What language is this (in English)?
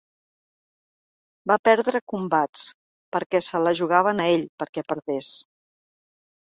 Catalan